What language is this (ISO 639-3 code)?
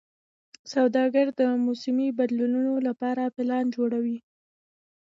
pus